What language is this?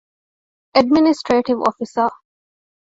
Divehi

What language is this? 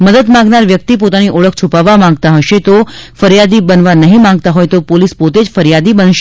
Gujarati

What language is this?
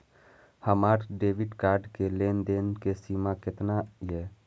Maithili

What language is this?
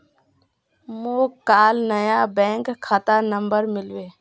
Magahi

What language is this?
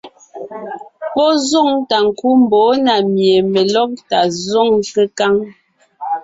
Ngiemboon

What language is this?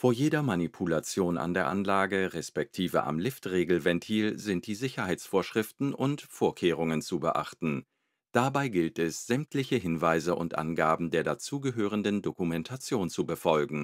German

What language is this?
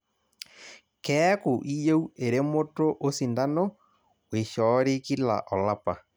Masai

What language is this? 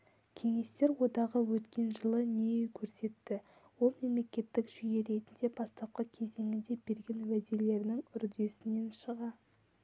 Kazakh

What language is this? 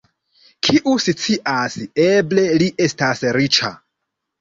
Esperanto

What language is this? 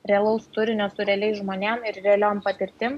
Lithuanian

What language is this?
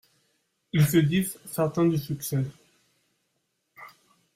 French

